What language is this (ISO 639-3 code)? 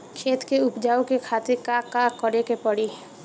bho